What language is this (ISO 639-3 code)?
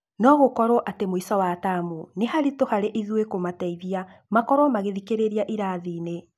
kik